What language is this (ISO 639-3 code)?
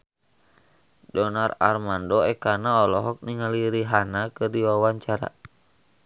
sun